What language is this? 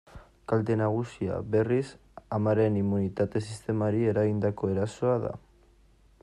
Basque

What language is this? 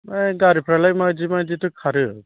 Bodo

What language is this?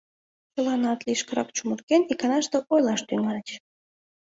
Mari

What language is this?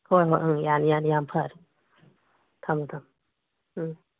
Manipuri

